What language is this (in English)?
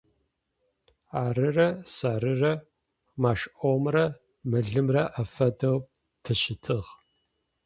Adyghe